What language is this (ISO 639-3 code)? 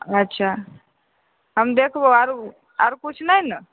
mai